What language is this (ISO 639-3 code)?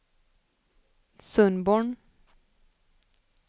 swe